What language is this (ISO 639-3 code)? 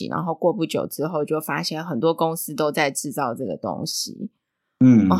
zho